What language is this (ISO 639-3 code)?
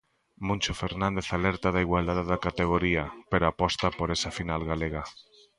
glg